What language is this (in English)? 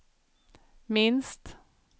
Swedish